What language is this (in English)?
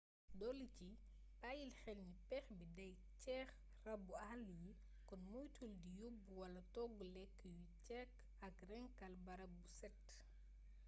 Wolof